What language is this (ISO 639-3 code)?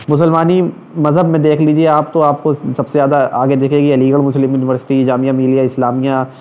urd